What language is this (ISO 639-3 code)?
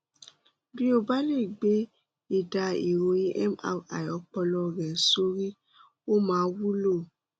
yor